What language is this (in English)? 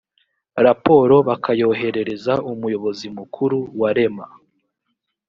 Kinyarwanda